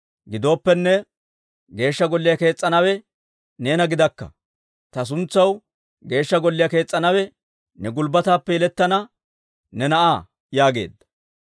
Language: Dawro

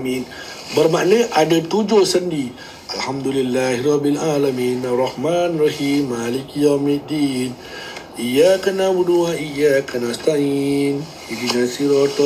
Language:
Malay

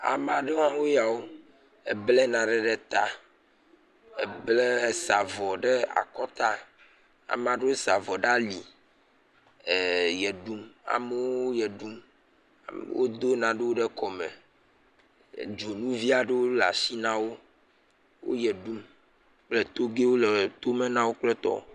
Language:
Ewe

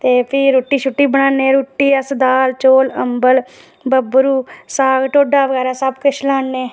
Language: Dogri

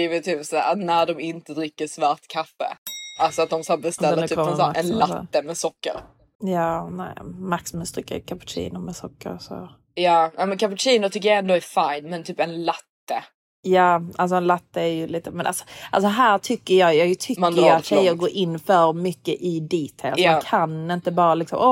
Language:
Swedish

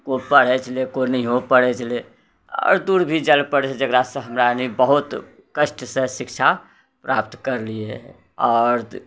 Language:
Maithili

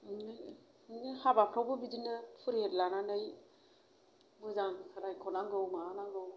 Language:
Bodo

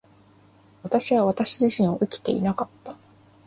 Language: Japanese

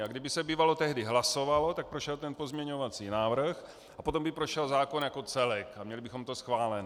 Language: Czech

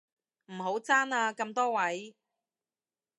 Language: Cantonese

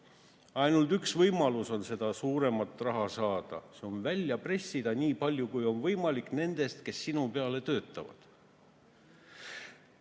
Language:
Estonian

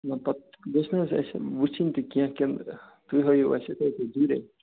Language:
Kashmiri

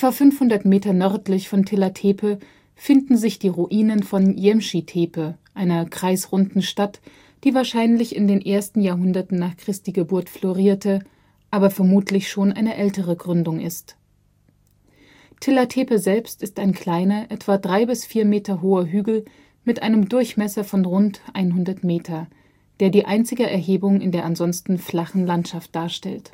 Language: German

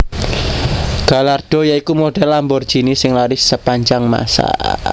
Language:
Javanese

